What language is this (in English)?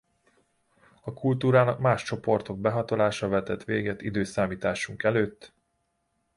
Hungarian